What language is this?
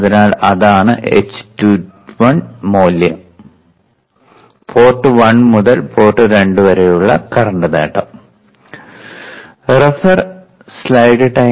Malayalam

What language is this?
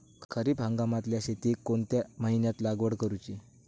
Marathi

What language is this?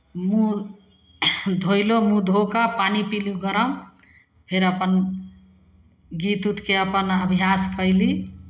Maithili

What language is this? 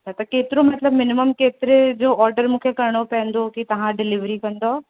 Sindhi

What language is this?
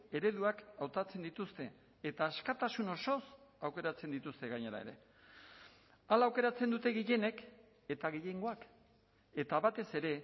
Basque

